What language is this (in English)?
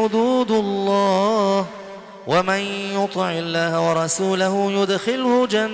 Arabic